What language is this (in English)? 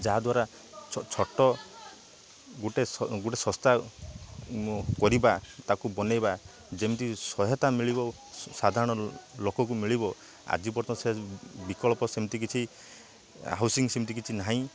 Odia